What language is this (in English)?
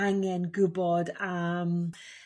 Welsh